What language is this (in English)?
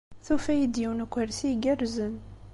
Kabyle